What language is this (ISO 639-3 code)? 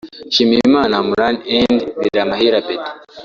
kin